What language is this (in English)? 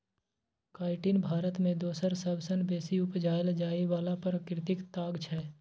Maithili